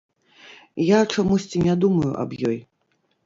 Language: Belarusian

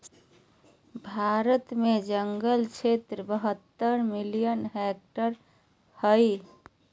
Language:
Magahi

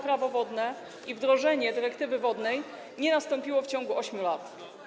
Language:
Polish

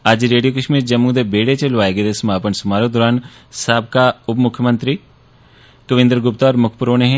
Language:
Dogri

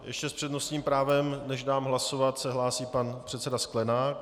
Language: Czech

